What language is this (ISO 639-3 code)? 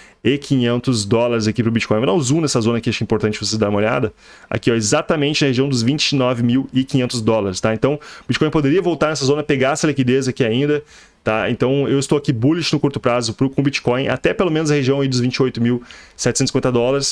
por